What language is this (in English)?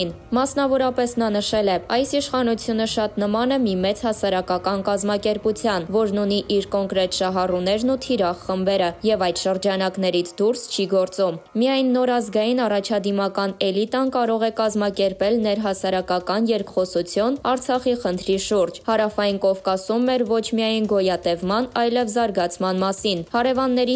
Romanian